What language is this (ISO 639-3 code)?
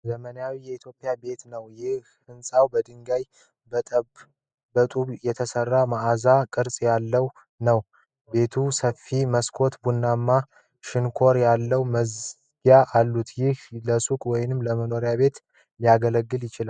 amh